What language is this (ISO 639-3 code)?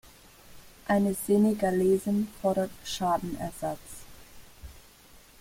deu